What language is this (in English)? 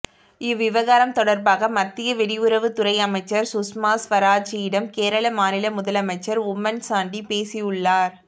Tamil